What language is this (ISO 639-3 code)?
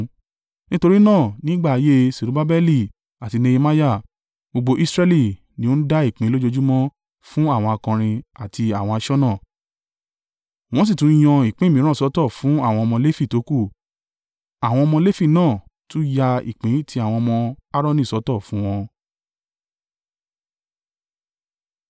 yor